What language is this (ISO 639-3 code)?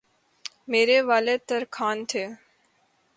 urd